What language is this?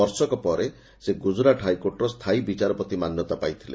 Odia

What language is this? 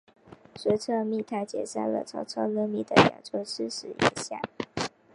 Chinese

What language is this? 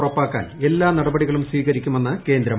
Malayalam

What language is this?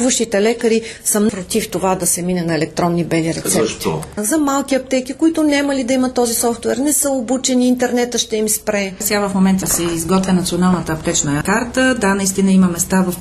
Bulgarian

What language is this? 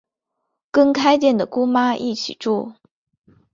Chinese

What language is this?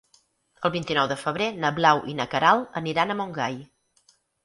Catalan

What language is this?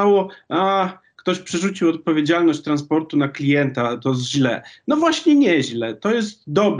Polish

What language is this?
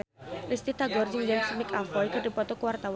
Sundanese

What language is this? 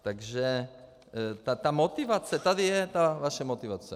Czech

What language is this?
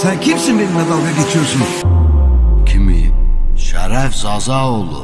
Turkish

